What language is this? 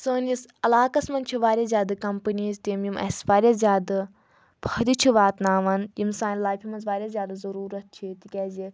Kashmiri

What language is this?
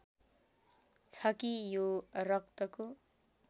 Nepali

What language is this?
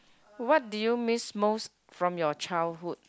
English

